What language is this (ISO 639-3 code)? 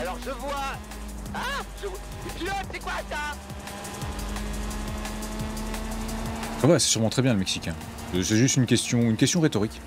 fra